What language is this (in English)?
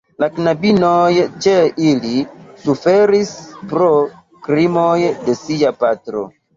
Esperanto